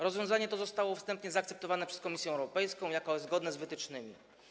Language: Polish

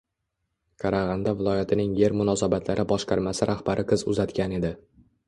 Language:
Uzbek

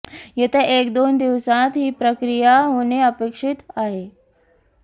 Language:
Marathi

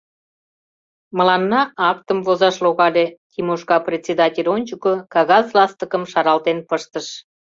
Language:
Mari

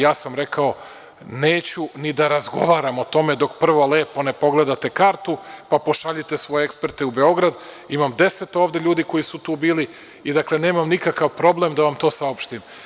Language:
Serbian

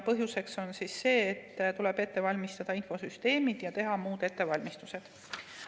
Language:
Estonian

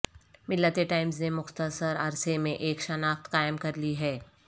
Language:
Urdu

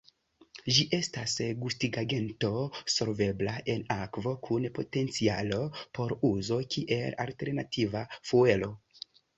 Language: Esperanto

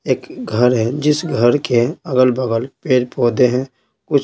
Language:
Hindi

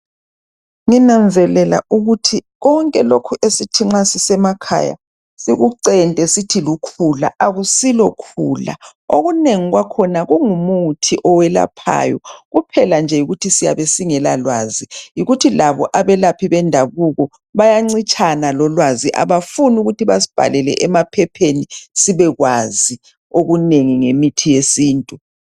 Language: North Ndebele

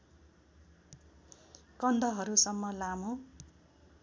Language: Nepali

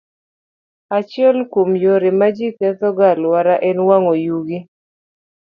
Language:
Luo (Kenya and Tanzania)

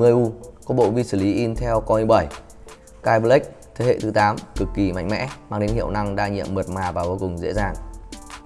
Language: Vietnamese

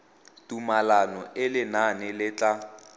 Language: Tswana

